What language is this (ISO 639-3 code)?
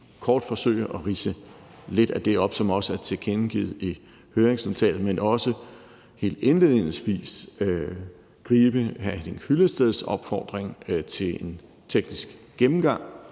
dan